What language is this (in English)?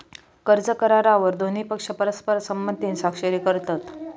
Marathi